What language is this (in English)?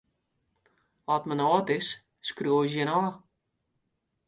Western Frisian